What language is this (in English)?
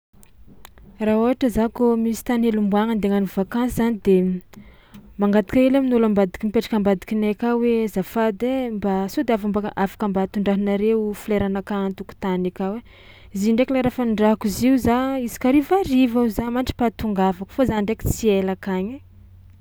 Tsimihety Malagasy